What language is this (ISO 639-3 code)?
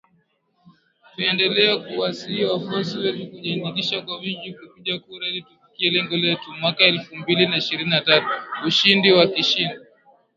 swa